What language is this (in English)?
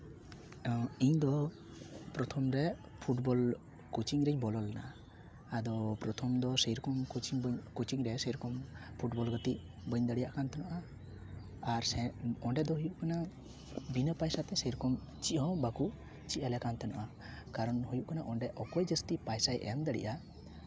Santali